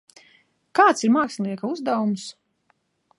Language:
Latvian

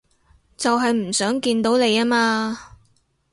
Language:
Cantonese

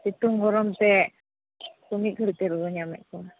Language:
Santali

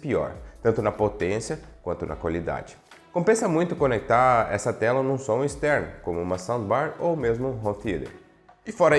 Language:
Portuguese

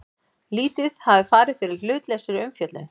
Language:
Icelandic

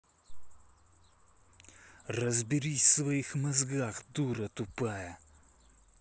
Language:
Russian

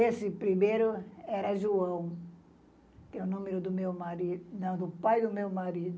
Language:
Portuguese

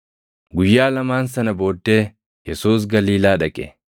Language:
Oromo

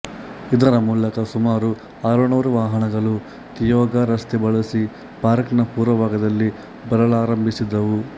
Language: Kannada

